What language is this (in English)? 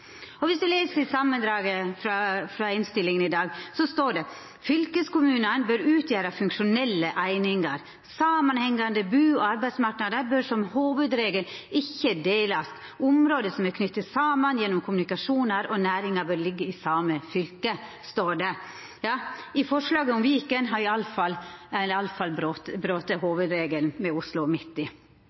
Norwegian Nynorsk